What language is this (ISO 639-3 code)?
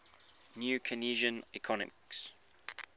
eng